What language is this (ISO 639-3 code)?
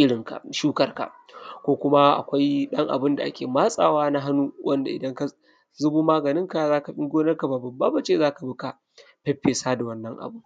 hau